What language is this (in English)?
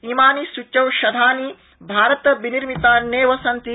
Sanskrit